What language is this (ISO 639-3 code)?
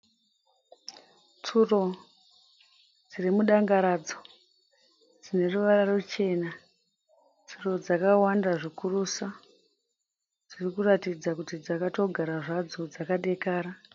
sna